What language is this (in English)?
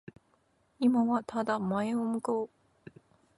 Japanese